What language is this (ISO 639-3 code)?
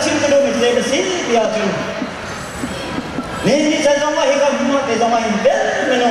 vie